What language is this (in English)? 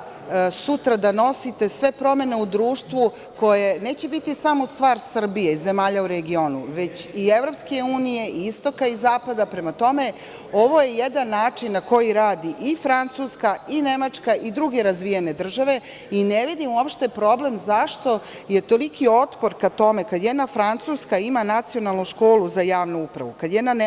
Serbian